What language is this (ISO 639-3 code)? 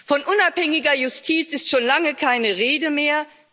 deu